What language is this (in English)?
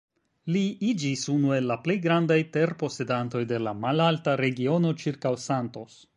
Esperanto